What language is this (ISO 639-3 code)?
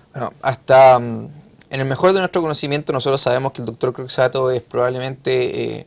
spa